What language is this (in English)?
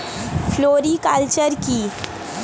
Bangla